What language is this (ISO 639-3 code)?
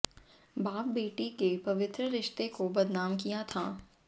hin